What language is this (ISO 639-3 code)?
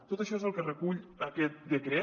cat